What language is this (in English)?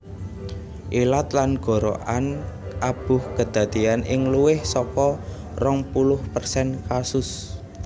Javanese